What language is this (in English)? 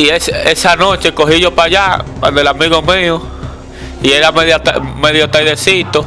Spanish